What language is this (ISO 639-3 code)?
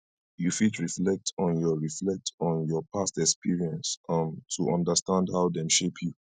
pcm